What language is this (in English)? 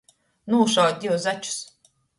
Latgalian